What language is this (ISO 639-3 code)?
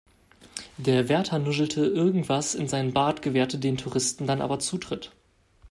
deu